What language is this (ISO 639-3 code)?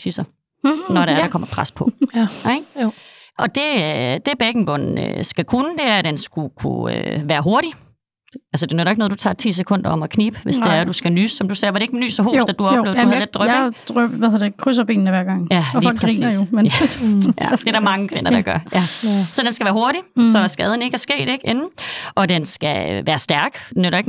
dan